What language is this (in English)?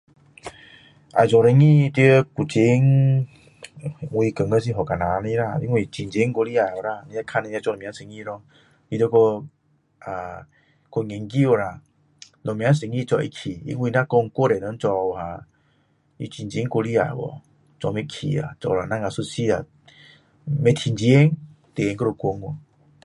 Min Dong Chinese